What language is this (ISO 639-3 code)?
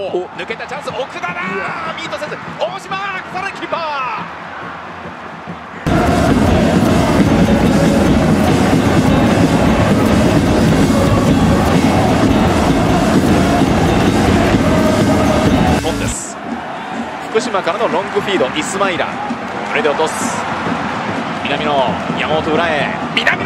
jpn